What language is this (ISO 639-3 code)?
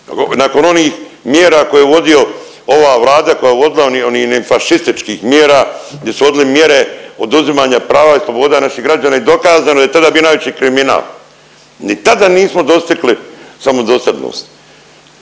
hrv